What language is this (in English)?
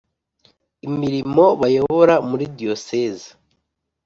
Kinyarwanda